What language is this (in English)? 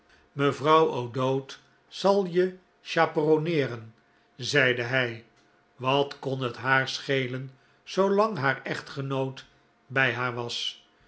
Dutch